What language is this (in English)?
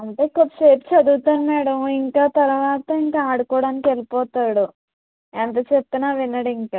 Telugu